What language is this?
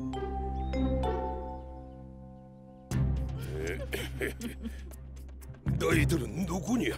Korean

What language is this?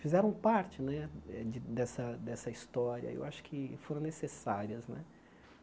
Portuguese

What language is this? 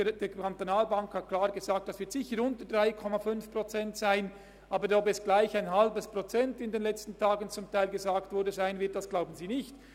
Swiss German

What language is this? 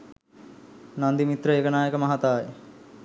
Sinhala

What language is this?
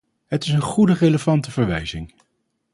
Dutch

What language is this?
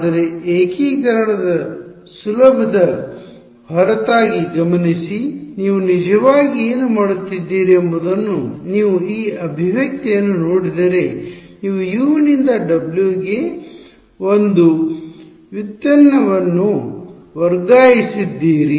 Kannada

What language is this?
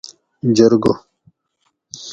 Gawri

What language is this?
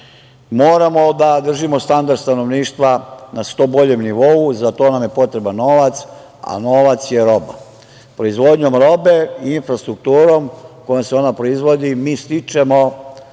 Serbian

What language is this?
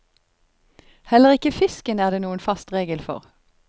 Norwegian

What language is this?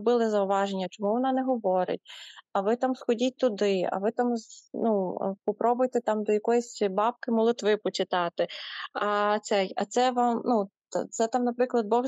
Ukrainian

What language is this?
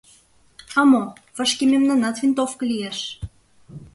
Mari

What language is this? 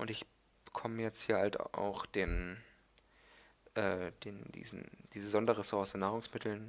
German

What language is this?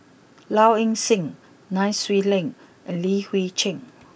English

